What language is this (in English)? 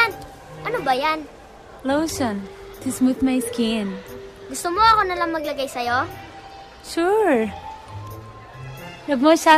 Filipino